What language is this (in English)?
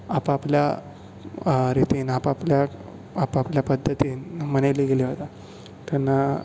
Konkani